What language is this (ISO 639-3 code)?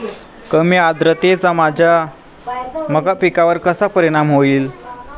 mar